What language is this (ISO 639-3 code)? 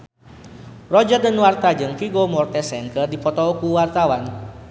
sun